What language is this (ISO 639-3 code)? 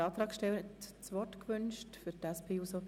gsw